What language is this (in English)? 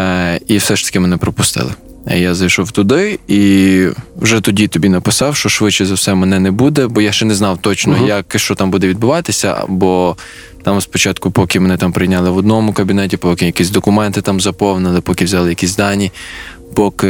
Ukrainian